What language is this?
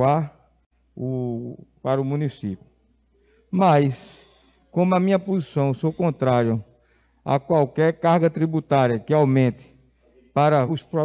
Portuguese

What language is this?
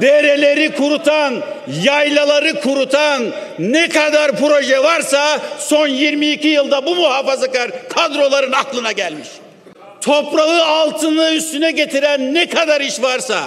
Turkish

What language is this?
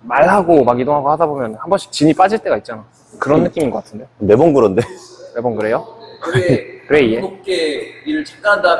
Korean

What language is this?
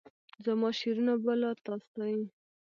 Pashto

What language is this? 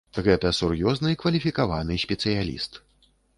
Belarusian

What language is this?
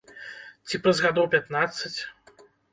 Belarusian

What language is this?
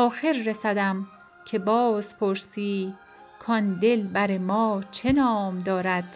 Persian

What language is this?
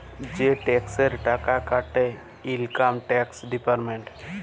Bangla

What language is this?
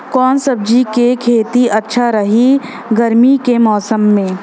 Bhojpuri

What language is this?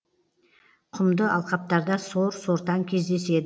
Kazakh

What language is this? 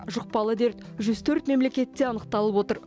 Kazakh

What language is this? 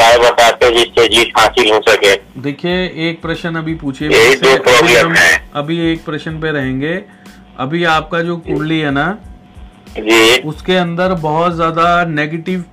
Hindi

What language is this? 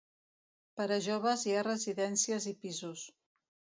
Catalan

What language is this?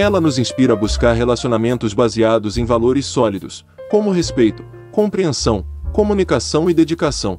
Portuguese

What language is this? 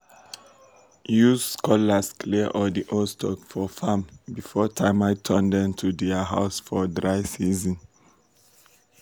Nigerian Pidgin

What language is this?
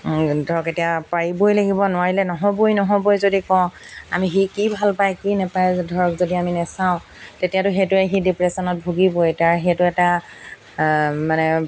Assamese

